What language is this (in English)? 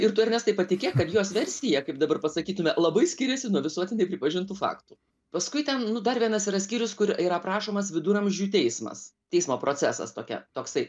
Lithuanian